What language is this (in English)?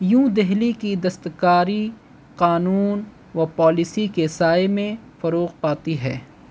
Urdu